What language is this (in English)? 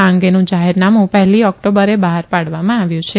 Gujarati